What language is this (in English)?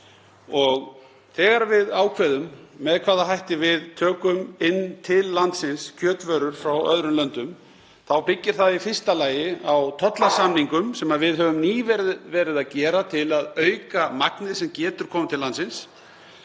Icelandic